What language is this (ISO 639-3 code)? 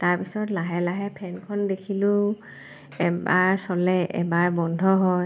asm